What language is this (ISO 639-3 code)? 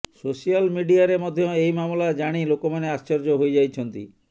ori